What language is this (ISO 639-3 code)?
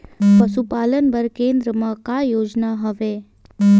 hne